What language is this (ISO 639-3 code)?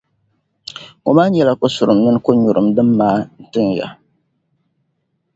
dag